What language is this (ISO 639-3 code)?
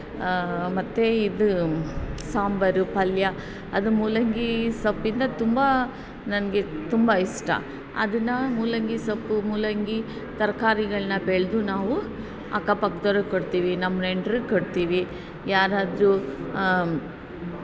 kan